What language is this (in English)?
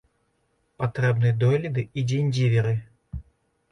Belarusian